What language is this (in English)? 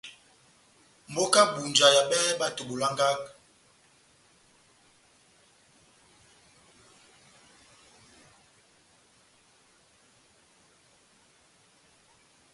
Batanga